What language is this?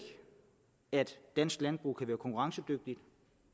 Danish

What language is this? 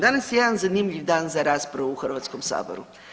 Croatian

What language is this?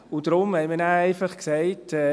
Swiss German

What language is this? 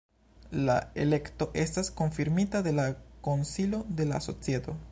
Esperanto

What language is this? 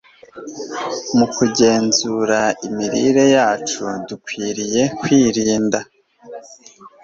Kinyarwanda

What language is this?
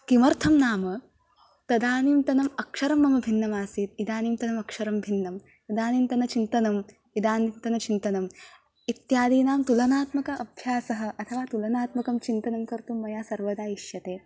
Sanskrit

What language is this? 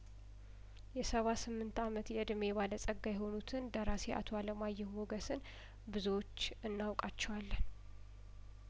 Amharic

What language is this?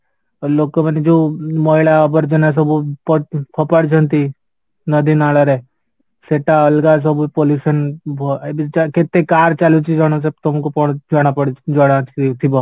Odia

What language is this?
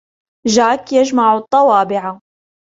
Arabic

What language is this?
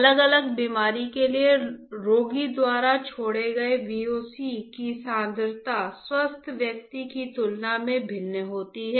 Hindi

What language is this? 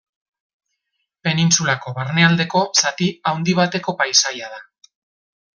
Basque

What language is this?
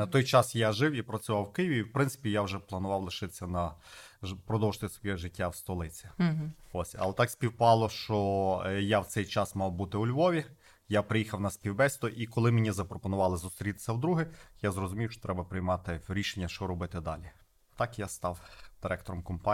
Ukrainian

